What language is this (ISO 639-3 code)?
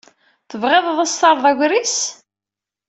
kab